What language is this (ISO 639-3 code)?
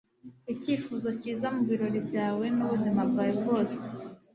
kin